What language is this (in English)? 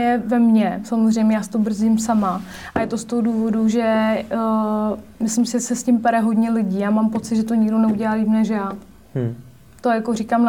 Czech